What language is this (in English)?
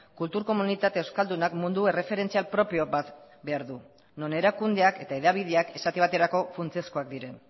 Basque